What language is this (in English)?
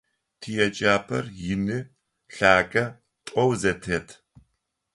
Adyghe